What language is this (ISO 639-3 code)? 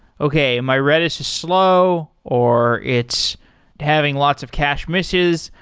eng